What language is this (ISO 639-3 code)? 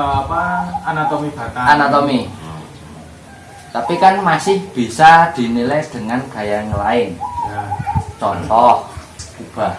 ind